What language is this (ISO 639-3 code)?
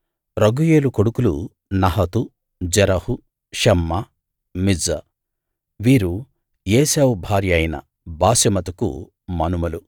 tel